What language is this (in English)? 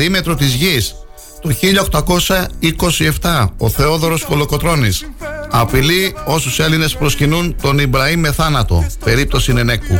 Greek